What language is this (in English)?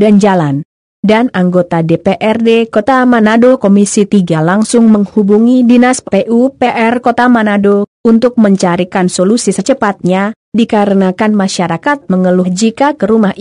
Indonesian